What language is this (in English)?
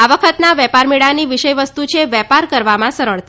Gujarati